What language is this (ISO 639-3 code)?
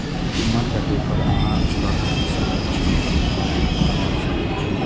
mai